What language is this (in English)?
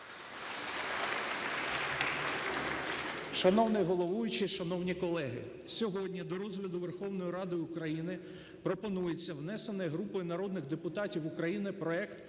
Ukrainian